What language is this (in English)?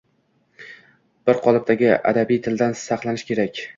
Uzbek